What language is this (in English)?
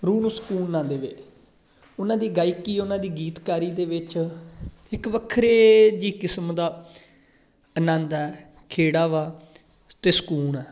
Punjabi